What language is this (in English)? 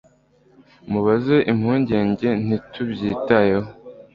Kinyarwanda